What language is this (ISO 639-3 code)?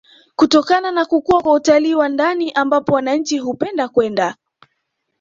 swa